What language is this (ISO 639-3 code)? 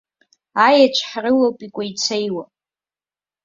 abk